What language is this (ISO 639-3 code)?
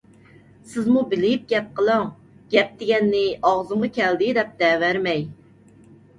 uig